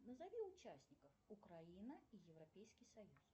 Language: Russian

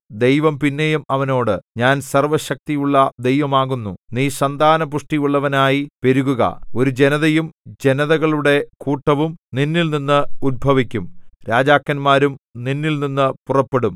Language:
Malayalam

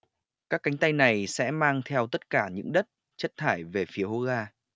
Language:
Vietnamese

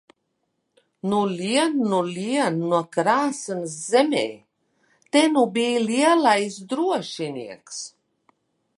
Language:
Latvian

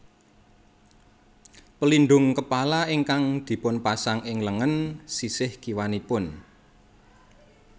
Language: Javanese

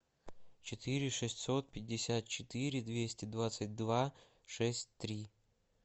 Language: Russian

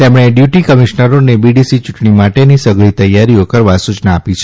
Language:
Gujarati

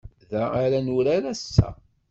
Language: Kabyle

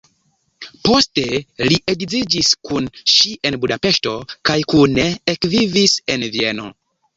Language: Esperanto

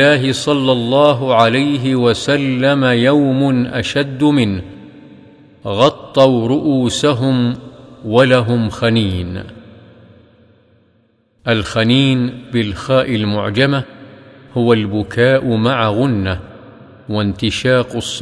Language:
Arabic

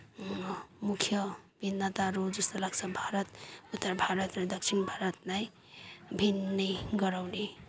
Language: Nepali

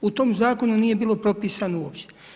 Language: Croatian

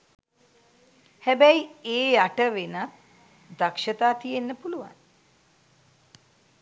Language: Sinhala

